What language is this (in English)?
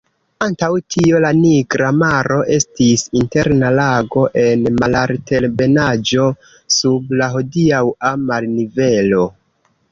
Esperanto